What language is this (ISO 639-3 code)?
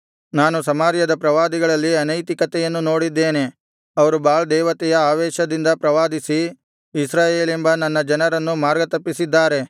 kan